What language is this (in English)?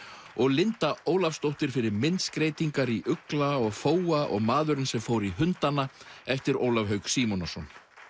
Icelandic